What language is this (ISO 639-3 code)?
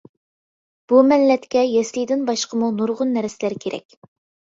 uig